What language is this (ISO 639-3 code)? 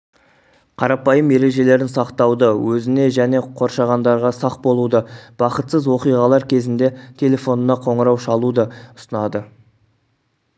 kaz